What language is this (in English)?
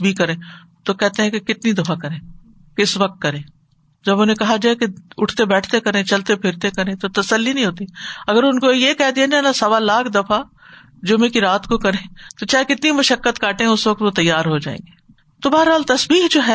Urdu